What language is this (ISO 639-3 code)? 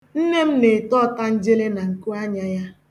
ibo